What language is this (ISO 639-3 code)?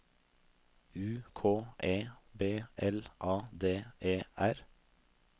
nor